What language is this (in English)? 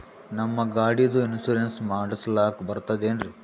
Kannada